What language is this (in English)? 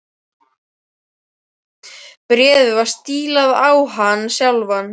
Icelandic